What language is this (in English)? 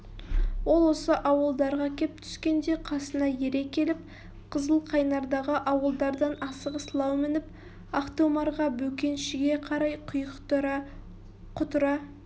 Kazakh